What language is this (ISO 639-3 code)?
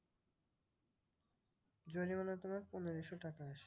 ben